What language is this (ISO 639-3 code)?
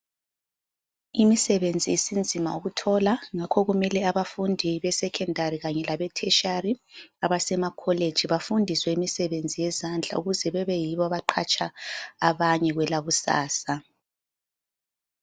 nde